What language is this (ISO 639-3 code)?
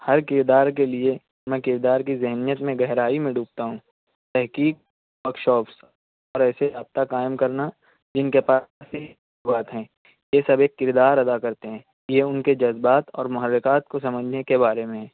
urd